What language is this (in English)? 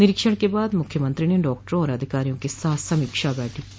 Hindi